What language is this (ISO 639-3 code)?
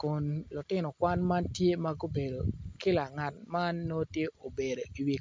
ach